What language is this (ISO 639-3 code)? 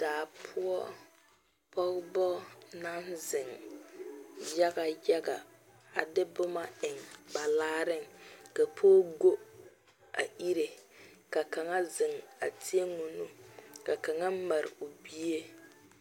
dga